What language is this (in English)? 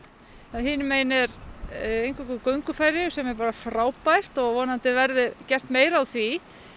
Icelandic